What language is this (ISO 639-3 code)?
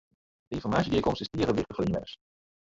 fry